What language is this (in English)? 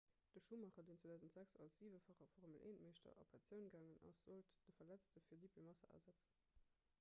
Luxembourgish